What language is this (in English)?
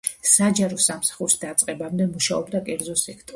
Georgian